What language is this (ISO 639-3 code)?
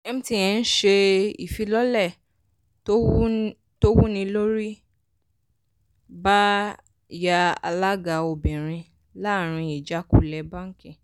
yor